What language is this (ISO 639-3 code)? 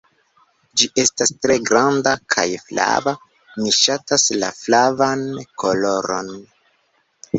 epo